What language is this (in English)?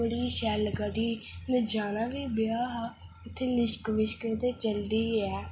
Dogri